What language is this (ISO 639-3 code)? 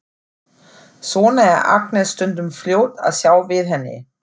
isl